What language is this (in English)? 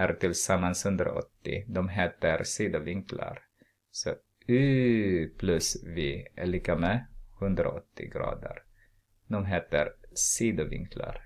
Swedish